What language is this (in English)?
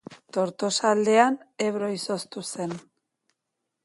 Basque